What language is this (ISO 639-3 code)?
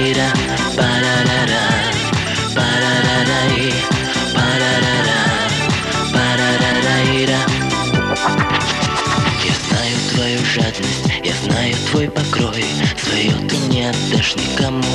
rus